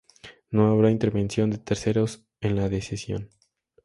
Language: Spanish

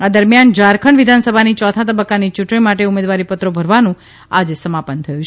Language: Gujarati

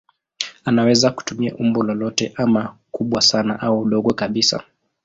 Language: Swahili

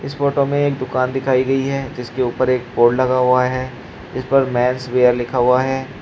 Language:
Hindi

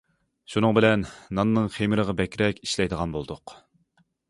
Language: Uyghur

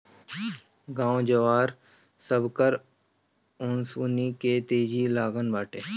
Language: Bhojpuri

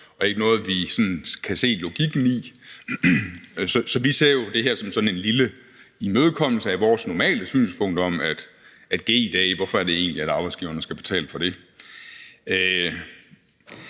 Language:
Danish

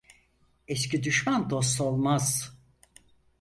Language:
Turkish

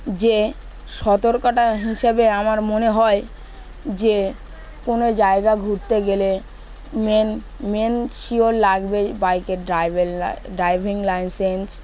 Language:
Bangla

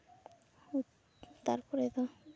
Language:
Santali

